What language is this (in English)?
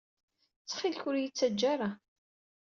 Kabyle